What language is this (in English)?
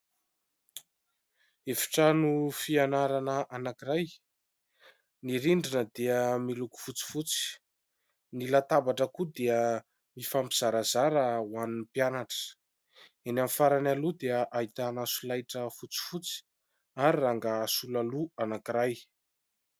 Malagasy